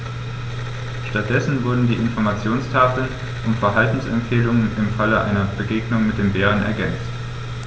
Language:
German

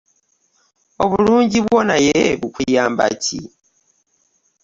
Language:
Ganda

